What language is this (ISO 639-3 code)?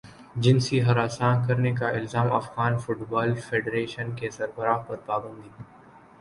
urd